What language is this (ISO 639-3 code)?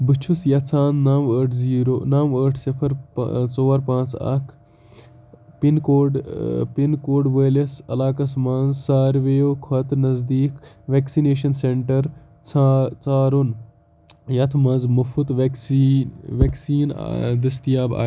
kas